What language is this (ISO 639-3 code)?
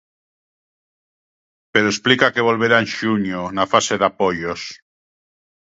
glg